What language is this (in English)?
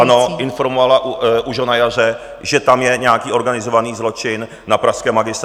Czech